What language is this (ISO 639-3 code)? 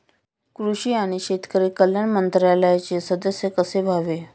mar